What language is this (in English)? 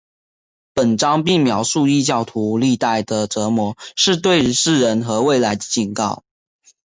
Chinese